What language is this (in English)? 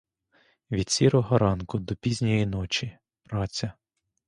Ukrainian